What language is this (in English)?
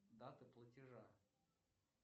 Russian